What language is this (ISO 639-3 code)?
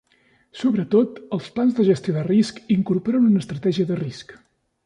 cat